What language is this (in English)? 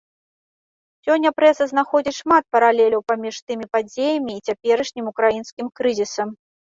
Belarusian